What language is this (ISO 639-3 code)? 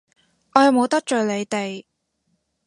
yue